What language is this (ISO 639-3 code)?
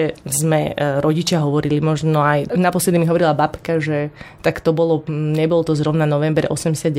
slk